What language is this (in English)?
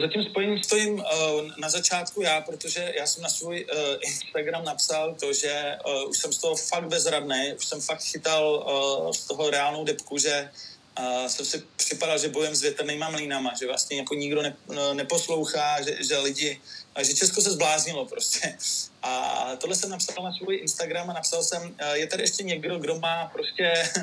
Czech